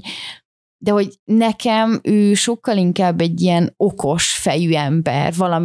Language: Hungarian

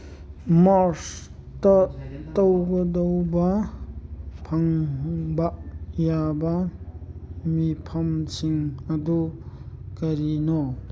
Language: Manipuri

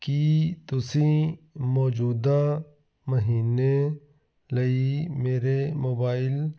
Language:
Punjabi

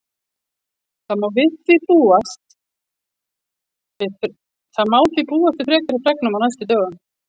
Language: Icelandic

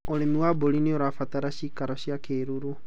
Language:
Kikuyu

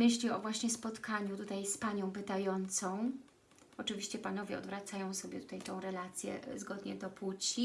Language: Polish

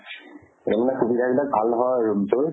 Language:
Assamese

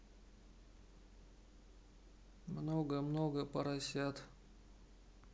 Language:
Russian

